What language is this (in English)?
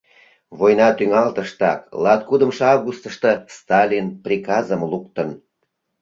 Mari